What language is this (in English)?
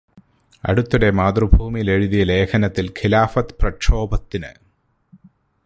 Malayalam